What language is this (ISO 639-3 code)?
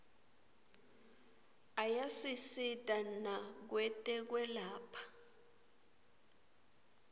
ssw